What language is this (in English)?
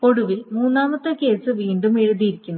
Malayalam